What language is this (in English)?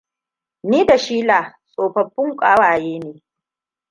Hausa